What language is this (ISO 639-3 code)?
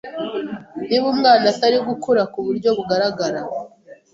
kin